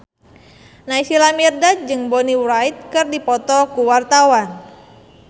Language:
Sundanese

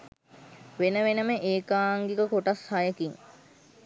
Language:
Sinhala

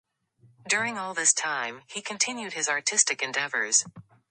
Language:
English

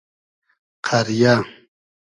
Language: Hazaragi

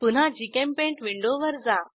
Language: Marathi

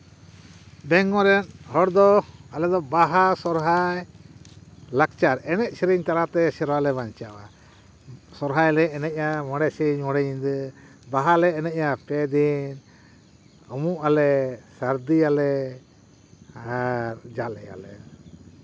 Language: Santali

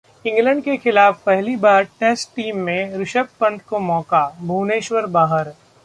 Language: Hindi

